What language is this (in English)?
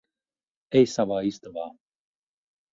Latvian